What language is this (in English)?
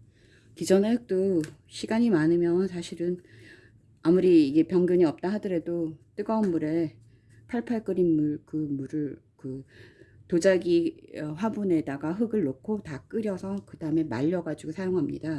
Korean